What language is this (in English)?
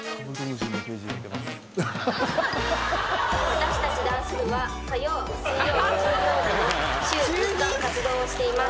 Japanese